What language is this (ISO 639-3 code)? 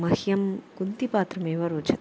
san